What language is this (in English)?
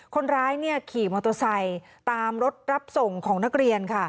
Thai